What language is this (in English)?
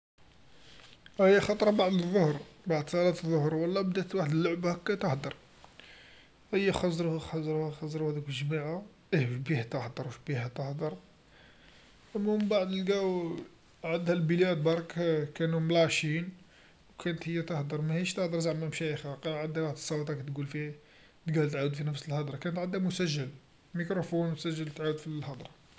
Algerian Arabic